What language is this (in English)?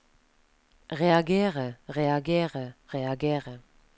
Norwegian